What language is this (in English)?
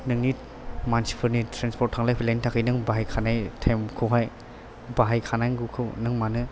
Bodo